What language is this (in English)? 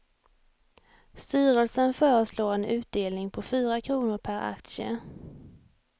Swedish